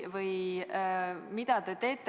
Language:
Estonian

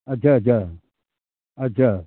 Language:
Maithili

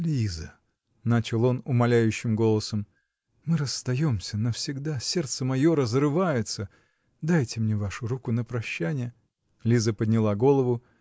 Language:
Russian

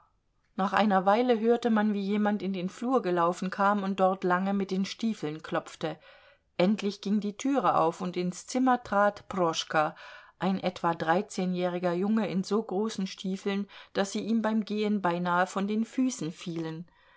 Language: German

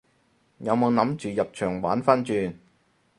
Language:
Cantonese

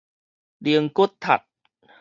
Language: Min Nan Chinese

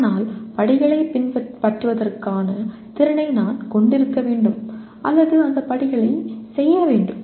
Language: Tamil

